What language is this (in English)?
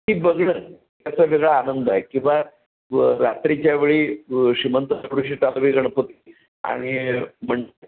Marathi